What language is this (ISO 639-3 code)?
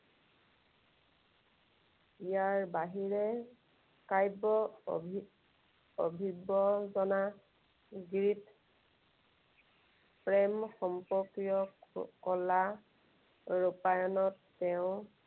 asm